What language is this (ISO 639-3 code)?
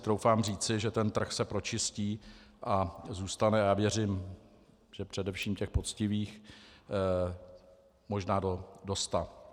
ces